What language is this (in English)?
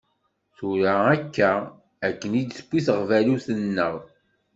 Kabyle